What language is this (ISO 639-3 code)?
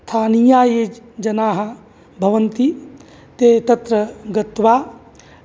san